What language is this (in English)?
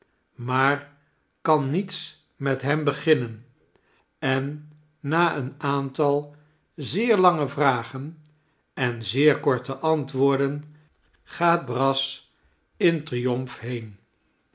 Dutch